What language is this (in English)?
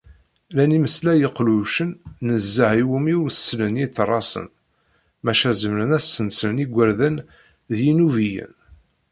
Kabyle